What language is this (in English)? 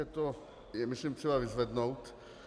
Czech